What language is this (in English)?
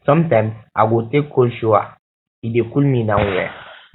Nigerian Pidgin